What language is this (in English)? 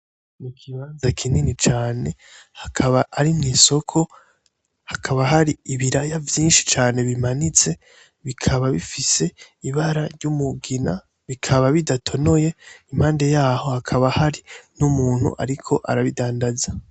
Rundi